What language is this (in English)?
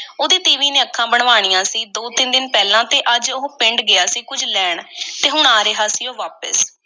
Punjabi